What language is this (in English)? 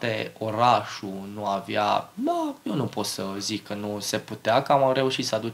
Romanian